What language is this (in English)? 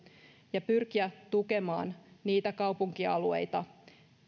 Finnish